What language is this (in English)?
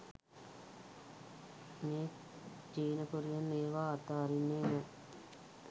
Sinhala